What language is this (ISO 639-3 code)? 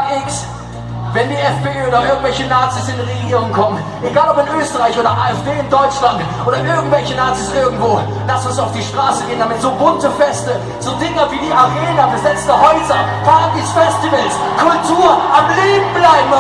deu